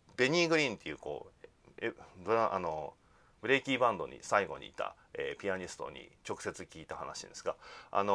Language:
Japanese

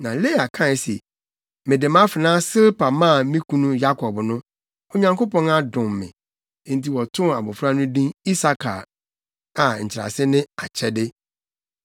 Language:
Akan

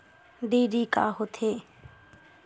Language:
Chhattisgarhi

